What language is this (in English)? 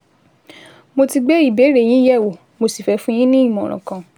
Yoruba